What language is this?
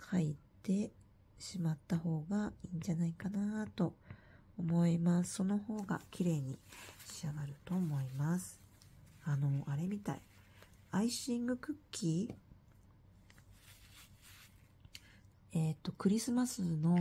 Japanese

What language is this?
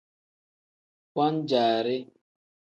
Tem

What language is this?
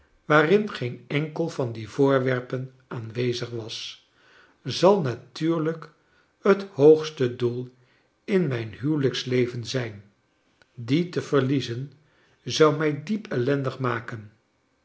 Dutch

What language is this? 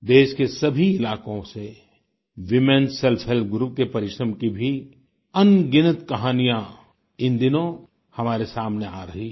Hindi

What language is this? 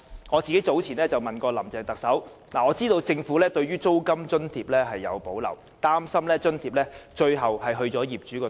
Cantonese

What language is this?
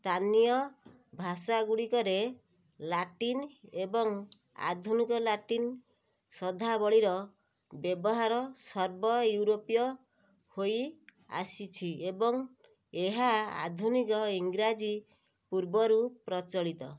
Odia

